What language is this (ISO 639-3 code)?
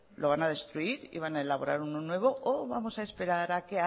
spa